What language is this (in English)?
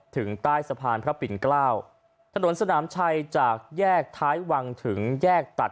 Thai